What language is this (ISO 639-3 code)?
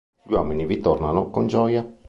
ita